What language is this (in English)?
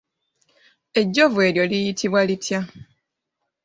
Ganda